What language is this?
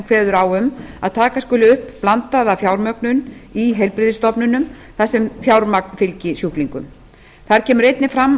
Icelandic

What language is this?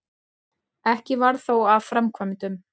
Icelandic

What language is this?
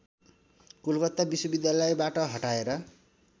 Nepali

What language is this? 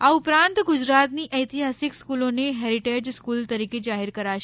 Gujarati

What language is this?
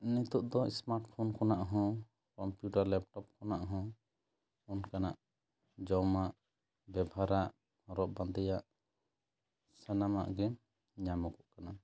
Santali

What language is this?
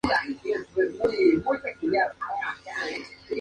Spanish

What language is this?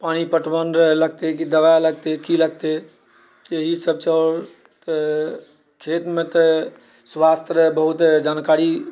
Maithili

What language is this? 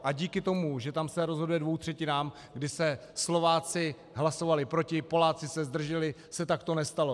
Czech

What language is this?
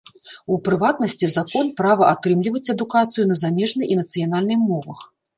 Belarusian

